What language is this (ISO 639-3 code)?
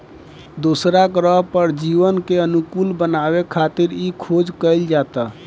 bho